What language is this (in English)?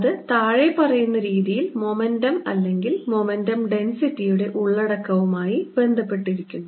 Malayalam